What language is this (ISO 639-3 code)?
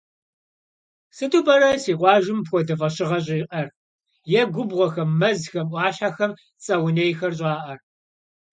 kbd